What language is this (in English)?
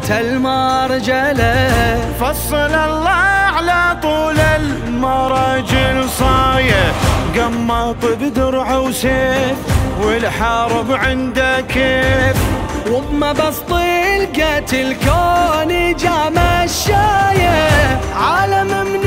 Arabic